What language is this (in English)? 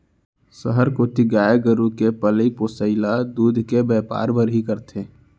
Chhattisgarhi